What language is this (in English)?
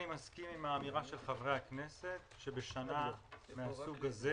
Hebrew